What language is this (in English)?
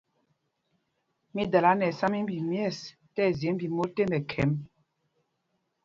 Mpumpong